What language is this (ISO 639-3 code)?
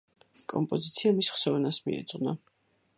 kat